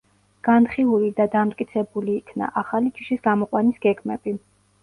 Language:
Georgian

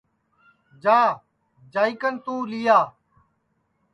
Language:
Sansi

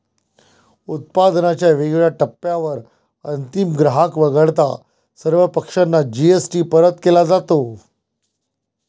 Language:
Marathi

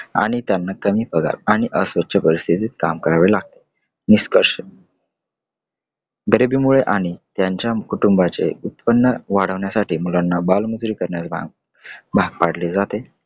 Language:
Marathi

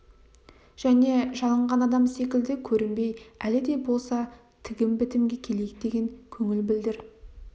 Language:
Kazakh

